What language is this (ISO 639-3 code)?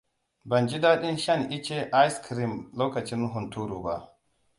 hau